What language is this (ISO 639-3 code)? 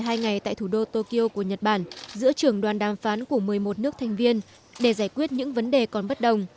vie